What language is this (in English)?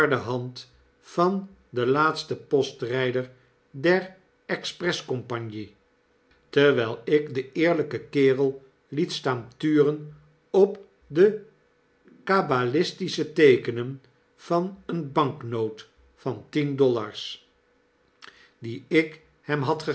Dutch